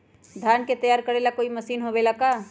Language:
Magahi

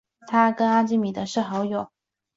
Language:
Chinese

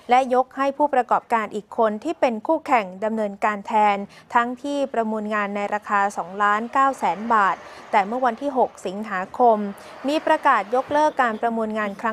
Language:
Thai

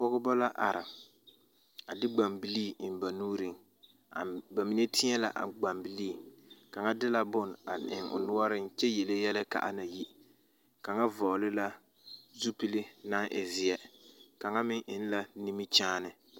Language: Southern Dagaare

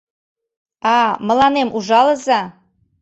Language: Mari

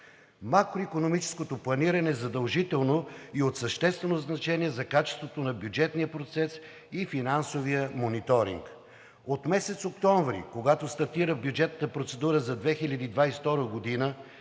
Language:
Bulgarian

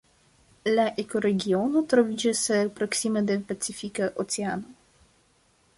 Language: Esperanto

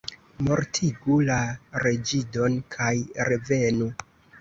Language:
Esperanto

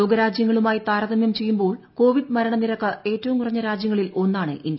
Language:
Malayalam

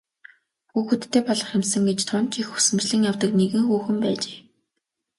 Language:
Mongolian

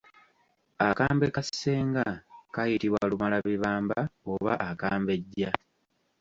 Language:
Ganda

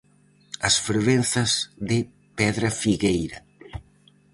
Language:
Galician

